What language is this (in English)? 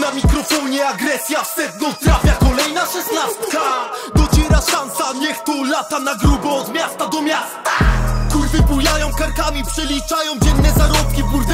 Polish